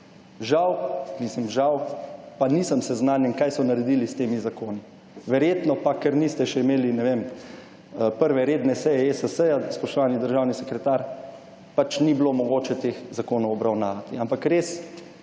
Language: Slovenian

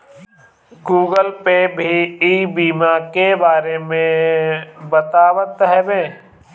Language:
Bhojpuri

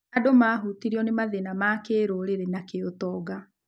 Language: Kikuyu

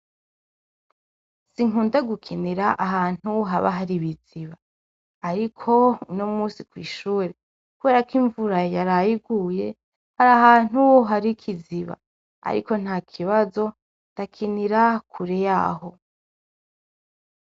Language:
Rundi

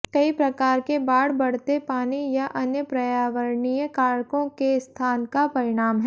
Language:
Hindi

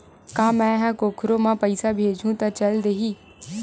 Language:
Chhattisgarhi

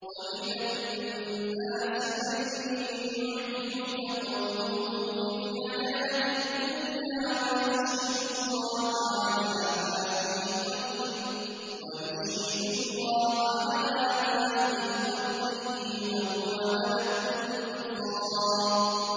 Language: Arabic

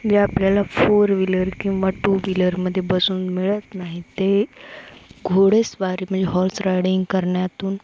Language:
Marathi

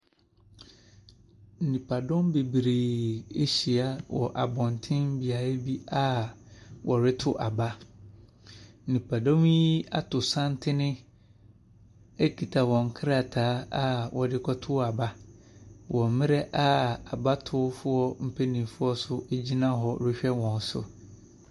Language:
Akan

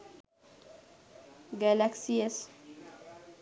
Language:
Sinhala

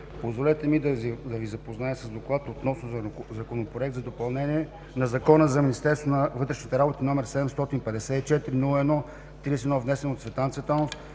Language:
Bulgarian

